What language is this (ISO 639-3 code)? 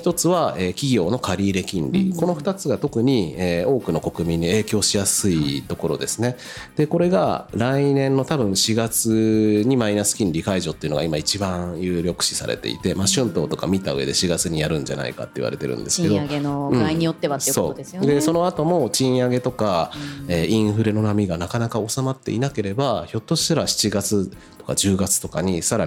jpn